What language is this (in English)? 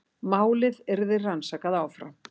Icelandic